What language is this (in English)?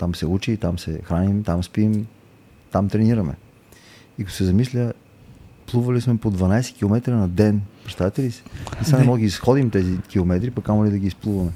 Bulgarian